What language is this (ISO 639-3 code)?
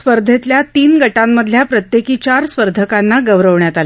mar